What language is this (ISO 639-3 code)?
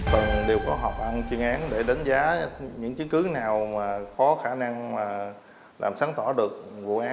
vie